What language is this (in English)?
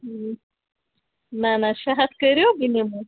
Kashmiri